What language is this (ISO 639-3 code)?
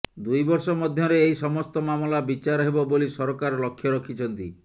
ori